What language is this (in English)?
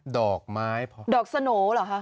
Thai